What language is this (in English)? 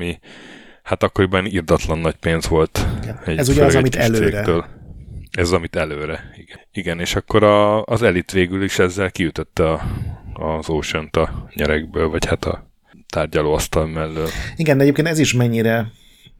Hungarian